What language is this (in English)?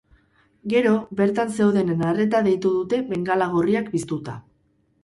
Basque